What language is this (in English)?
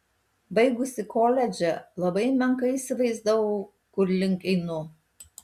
Lithuanian